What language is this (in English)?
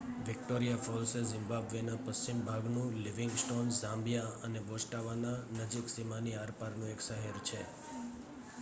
Gujarati